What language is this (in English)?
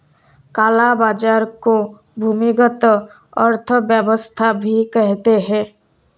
Hindi